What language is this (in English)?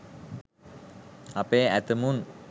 Sinhala